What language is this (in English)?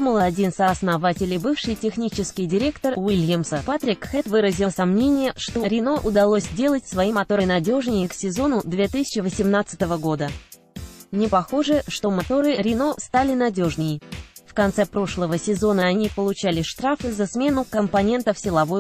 Russian